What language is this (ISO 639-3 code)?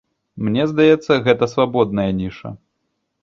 bel